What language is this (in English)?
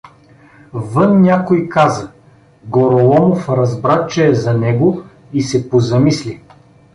Bulgarian